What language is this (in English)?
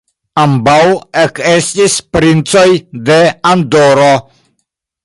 Esperanto